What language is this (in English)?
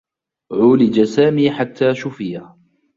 Arabic